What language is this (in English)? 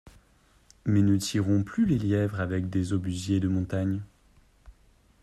French